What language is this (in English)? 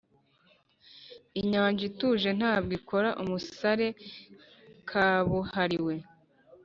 Kinyarwanda